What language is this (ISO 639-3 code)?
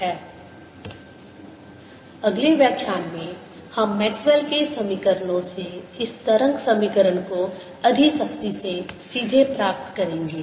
hin